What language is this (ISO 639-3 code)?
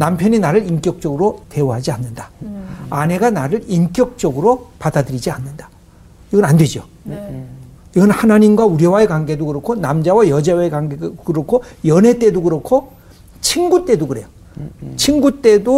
kor